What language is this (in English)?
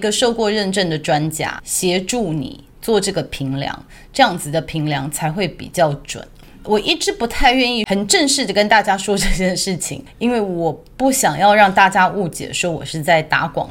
Chinese